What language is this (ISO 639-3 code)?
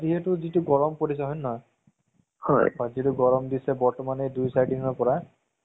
asm